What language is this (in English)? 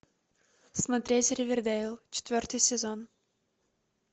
Russian